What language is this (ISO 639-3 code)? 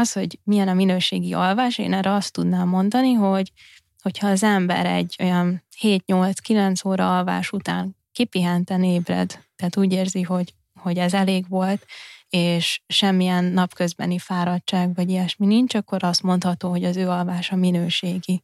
hun